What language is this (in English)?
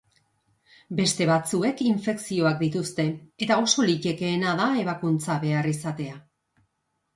Basque